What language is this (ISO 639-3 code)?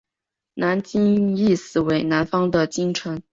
zho